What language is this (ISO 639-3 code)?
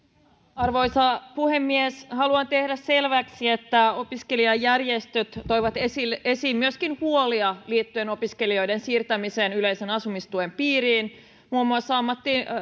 fin